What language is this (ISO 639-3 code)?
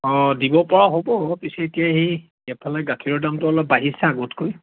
asm